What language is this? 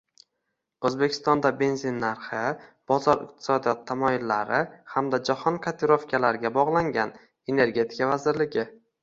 Uzbek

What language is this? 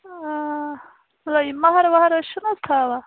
Kashmiri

